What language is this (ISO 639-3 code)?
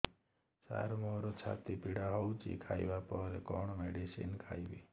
ori